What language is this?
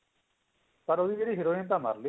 Punjabi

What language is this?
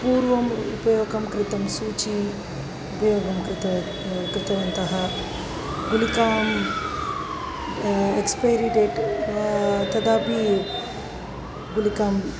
Sanskrit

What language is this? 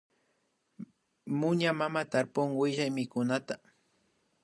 Imbabura Highland Quichua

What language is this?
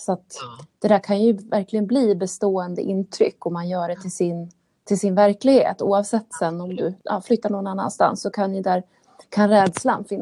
Swedish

